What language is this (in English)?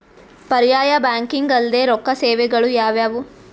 Kannada